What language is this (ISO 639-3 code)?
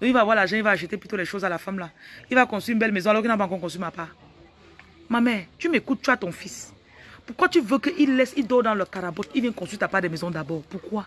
fra